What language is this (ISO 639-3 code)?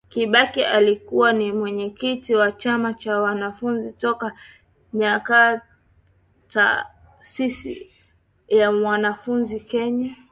swa